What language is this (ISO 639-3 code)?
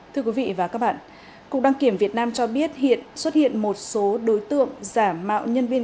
vie